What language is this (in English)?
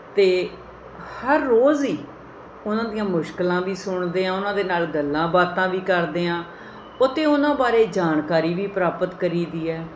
Punjabi